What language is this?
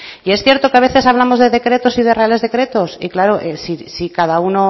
Spanish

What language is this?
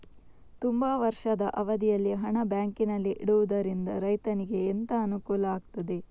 Kannada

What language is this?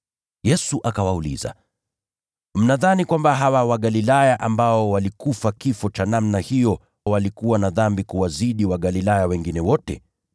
Swahili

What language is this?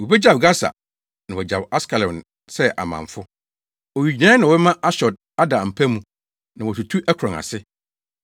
Akan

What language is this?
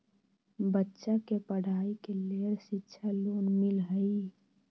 Magahi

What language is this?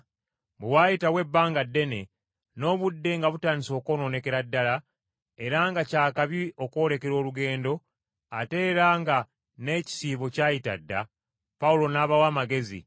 Ganda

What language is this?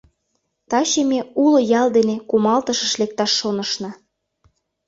Mari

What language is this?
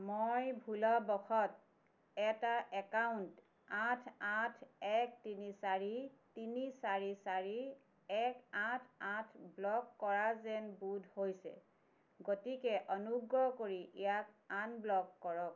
Assamese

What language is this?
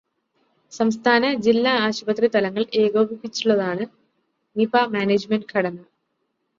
Malayalam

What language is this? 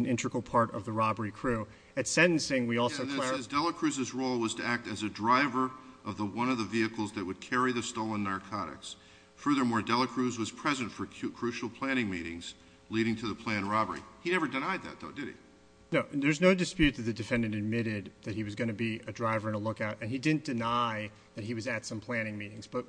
English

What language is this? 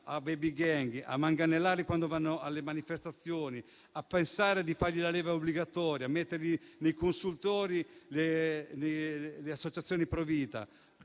Italian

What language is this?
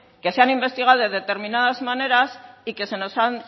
Spanish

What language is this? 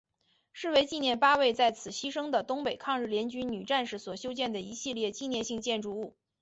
Chinese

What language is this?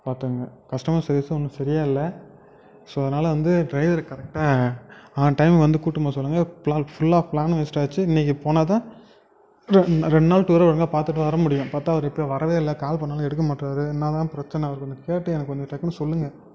Tamil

